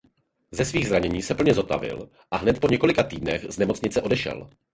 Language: Czech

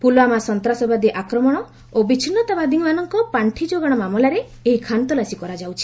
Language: Odia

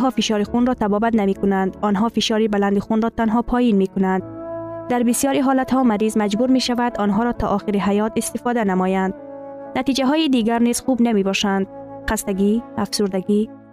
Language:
Persian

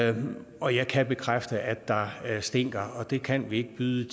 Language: Danish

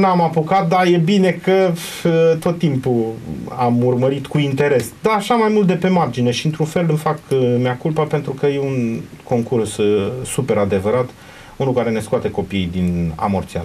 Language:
Romanian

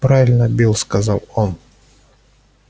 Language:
Russian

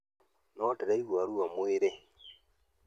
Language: Kikuyu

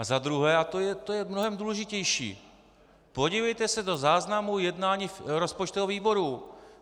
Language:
Czech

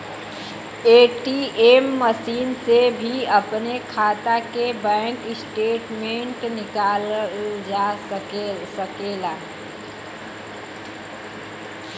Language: Bhojpuri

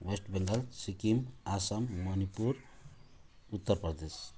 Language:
Nepali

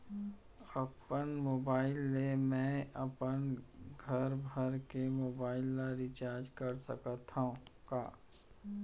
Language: Chhattisgarhi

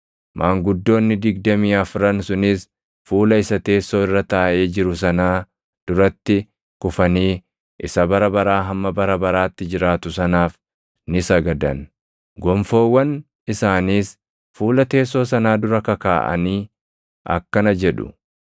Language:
Oromo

